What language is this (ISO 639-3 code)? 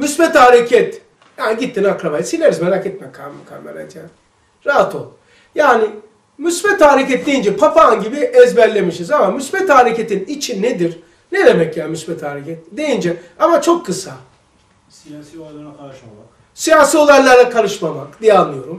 tur